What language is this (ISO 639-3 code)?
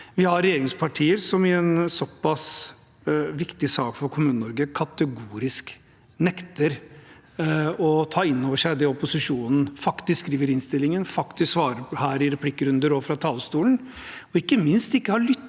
nor